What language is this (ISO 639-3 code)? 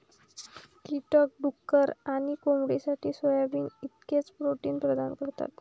mar